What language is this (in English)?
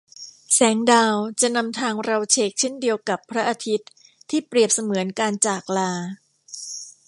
Thai